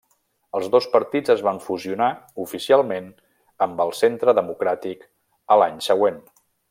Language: Catalan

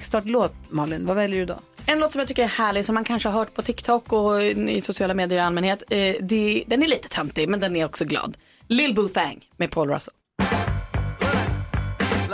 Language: Swedish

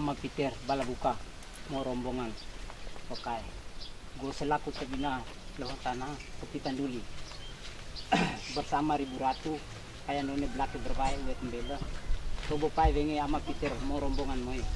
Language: Indonesian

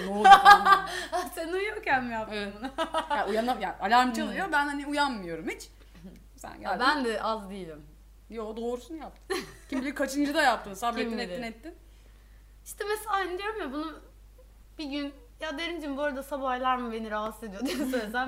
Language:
Turkish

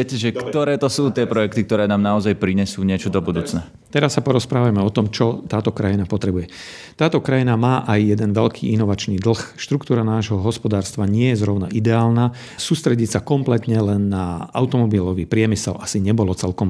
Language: Slovak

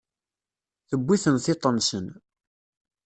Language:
Kabyle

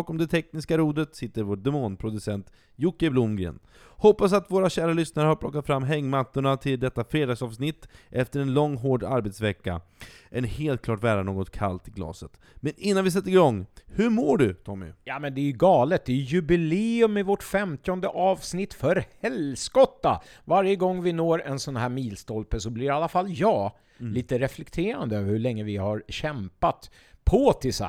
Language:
Swedish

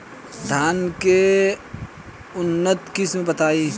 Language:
Bhojpuri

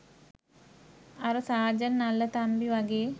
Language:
Sinhala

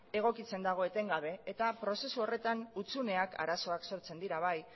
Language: Basque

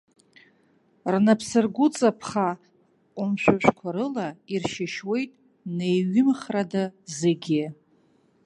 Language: Abkhazian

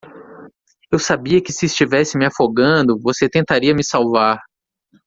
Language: Portuguese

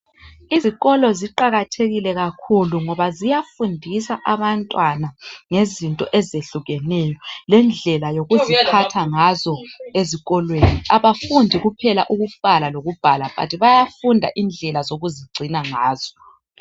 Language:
North Ndebele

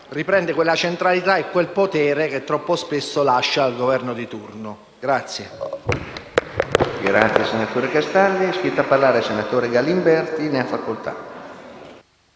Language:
Italian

